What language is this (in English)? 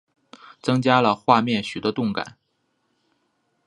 Chinese